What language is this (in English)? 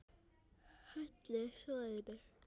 Icelandic